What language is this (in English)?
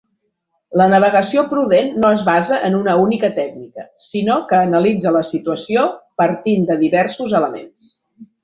Catalan